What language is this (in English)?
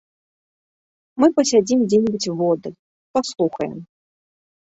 Belarusian